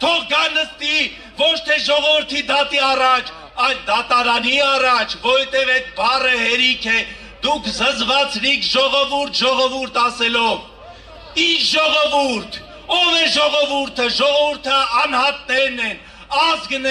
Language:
Turkish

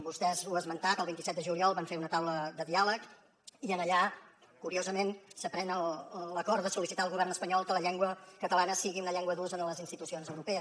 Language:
Catalan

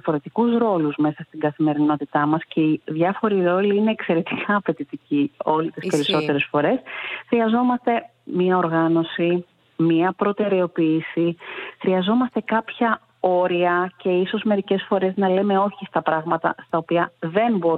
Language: Greek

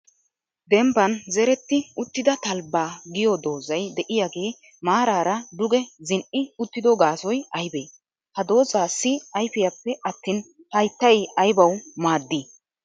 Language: Wolaytta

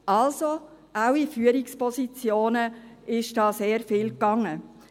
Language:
Swiss German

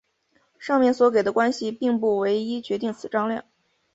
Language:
Chinese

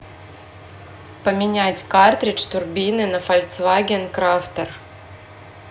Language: Russian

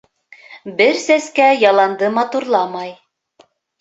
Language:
Bashkir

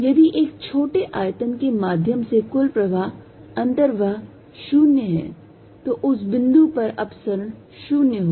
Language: Hindi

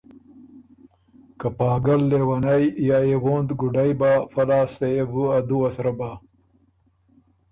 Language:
Ormuri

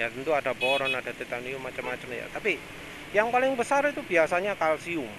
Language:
Indonesian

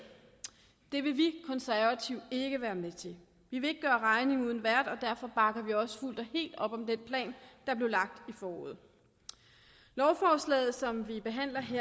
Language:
Danish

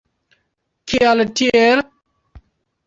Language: Esperanto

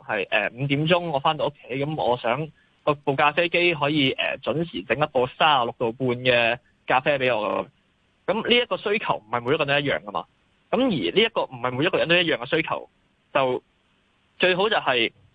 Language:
Chinese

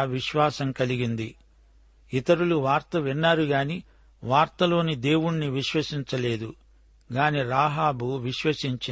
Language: Telugu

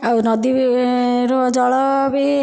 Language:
Odia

